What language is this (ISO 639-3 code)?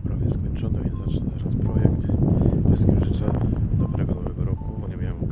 pol